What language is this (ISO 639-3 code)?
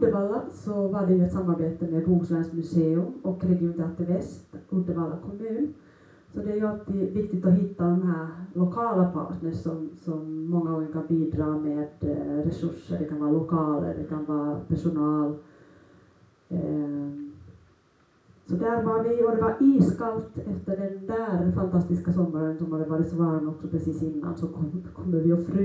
swe